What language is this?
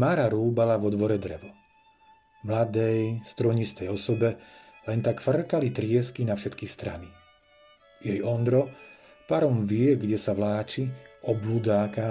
Slovak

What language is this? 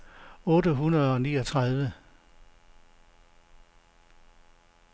Danish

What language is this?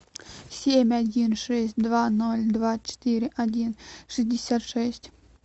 Russian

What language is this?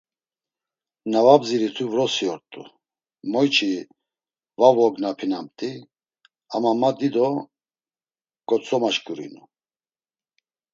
Laz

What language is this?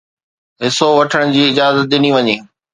Sindhi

